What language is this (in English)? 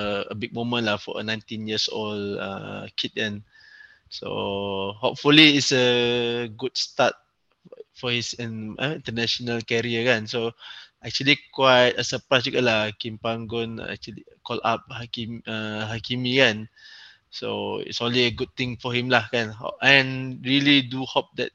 Malay